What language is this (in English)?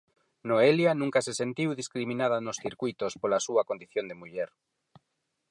Galician